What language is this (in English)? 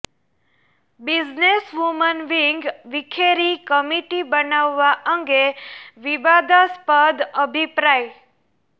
Gujarati